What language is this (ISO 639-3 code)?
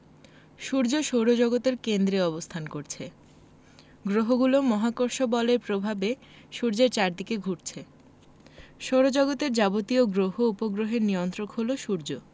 ben